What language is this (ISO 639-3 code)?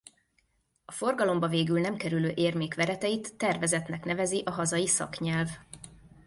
hun